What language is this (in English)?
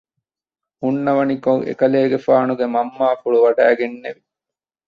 Divehi